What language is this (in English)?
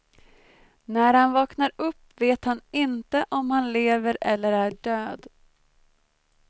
Swedish